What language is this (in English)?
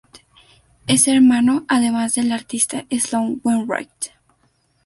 Spanish